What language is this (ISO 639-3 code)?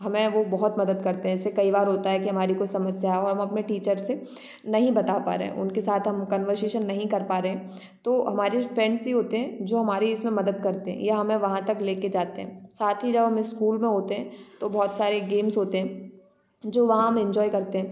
hin